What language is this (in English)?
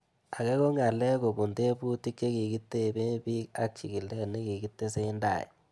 Kalenjin